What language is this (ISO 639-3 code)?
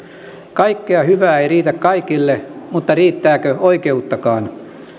fin